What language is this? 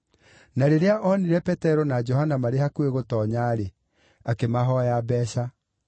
Kikuyu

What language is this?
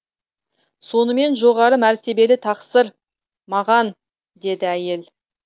Kazakh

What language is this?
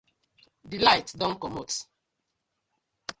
Nigerian Pidgin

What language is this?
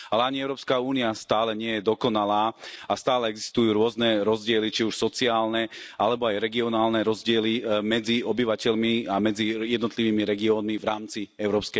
Slovak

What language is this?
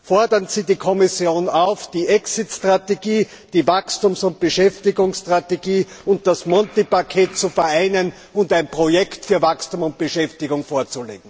German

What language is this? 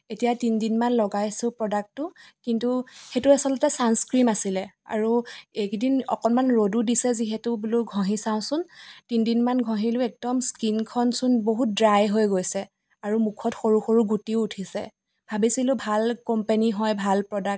Assamese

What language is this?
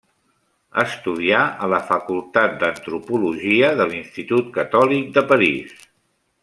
Catalan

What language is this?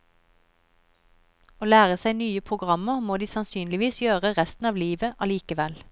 Norwegian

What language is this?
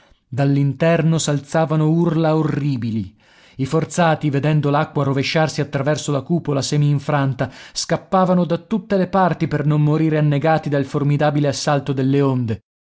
Italian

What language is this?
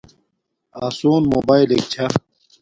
Domaaki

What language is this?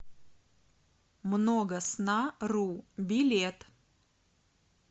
Russian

